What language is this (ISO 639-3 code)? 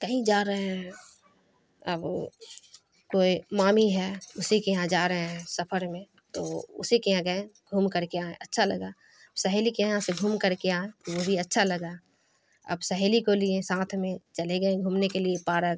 urd